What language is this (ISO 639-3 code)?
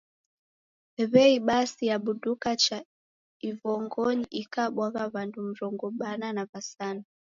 dav